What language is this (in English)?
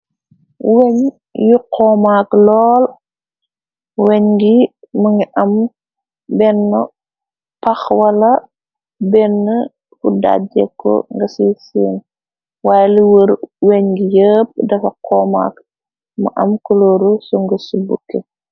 Wolof